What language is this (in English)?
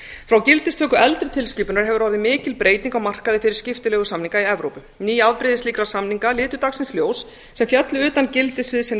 Icelandic